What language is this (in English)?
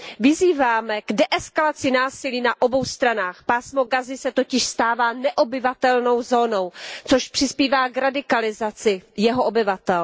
Czech